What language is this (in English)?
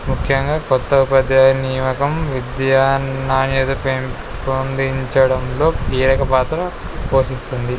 Telugu